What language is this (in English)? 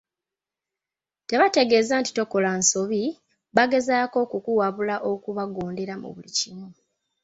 Ganda